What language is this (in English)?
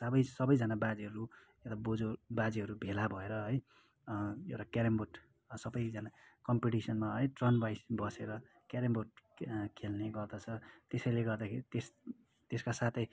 Nepali